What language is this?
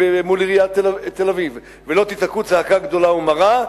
Hebrew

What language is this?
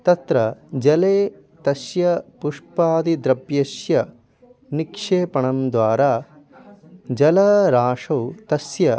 Sanskrit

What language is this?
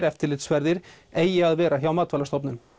Icelandic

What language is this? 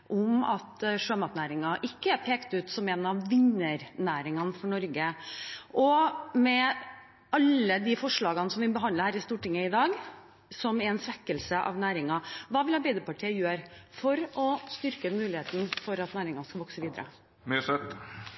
Norwegian Bokmål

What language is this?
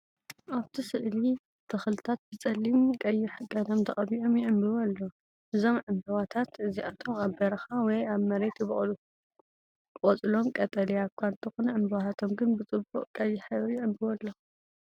Tigrinya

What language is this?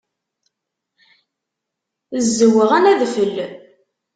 Kabyle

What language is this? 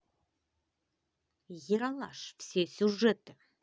Russian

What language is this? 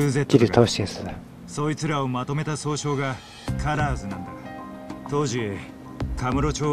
Japanese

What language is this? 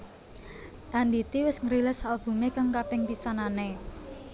Javanese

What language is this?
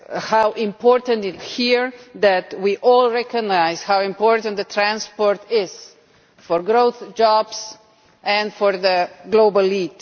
English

